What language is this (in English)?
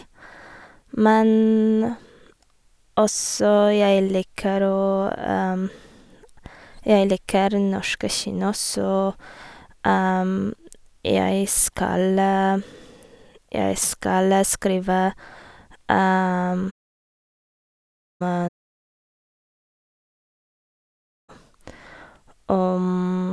Norwegian